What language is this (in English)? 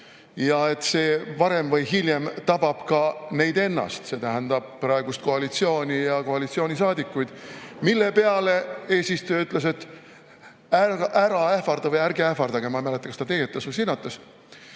Estonian